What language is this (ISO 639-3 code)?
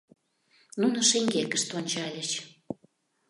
chm